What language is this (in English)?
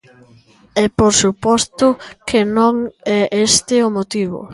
Galician